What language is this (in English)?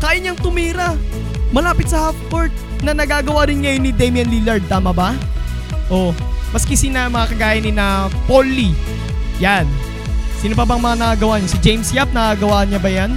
Filipino